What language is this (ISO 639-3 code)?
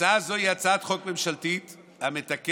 heb